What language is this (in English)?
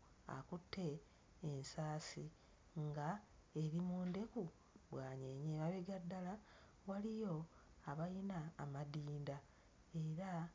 Ganda